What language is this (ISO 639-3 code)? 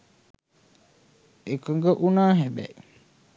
sin